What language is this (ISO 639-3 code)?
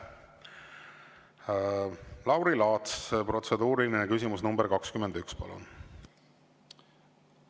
est